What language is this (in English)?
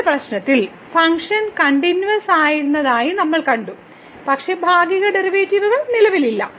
Malayalam